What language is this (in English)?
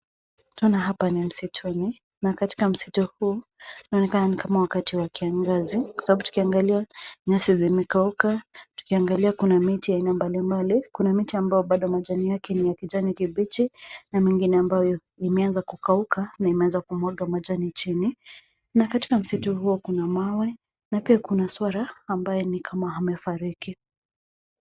Swahili